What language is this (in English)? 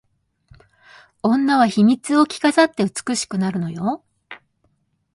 Japanese